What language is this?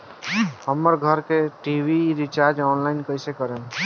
Bhojpuri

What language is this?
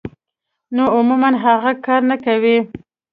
Pashto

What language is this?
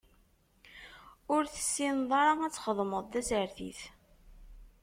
Kabyle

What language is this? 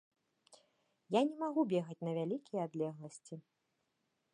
Belarusian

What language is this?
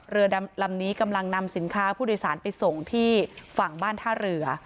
Thai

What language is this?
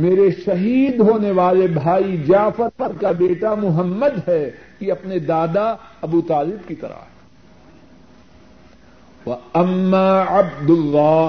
Urdu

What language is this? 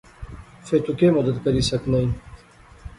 Pahari-Potwari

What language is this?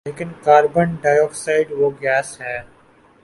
Urdu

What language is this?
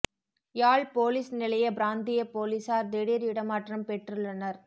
Tamil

